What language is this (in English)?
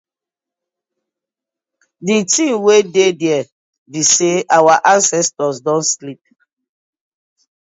Nigerian Pidgin